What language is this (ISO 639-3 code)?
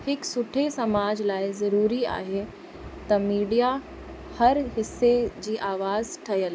snd